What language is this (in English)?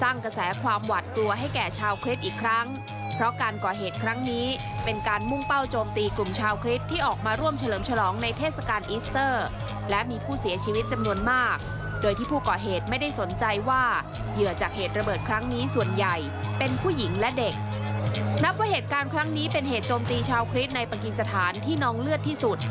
Thai